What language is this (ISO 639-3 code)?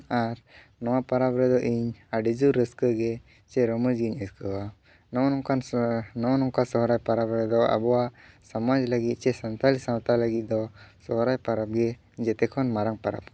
sat